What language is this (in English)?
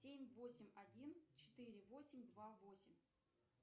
Russian